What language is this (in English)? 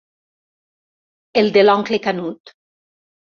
Catalan